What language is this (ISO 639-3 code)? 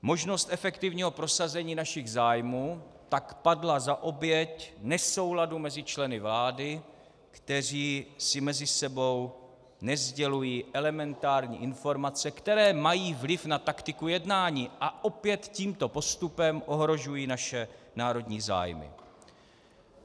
ces